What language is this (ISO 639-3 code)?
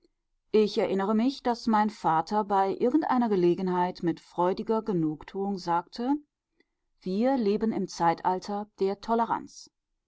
deu